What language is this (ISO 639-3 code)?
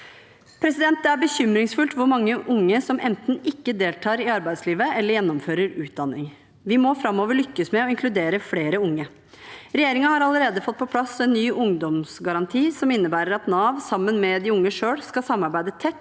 nor